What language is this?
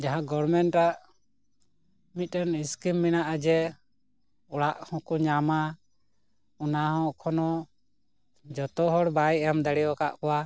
Santali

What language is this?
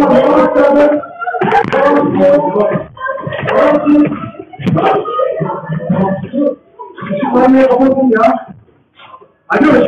Arabic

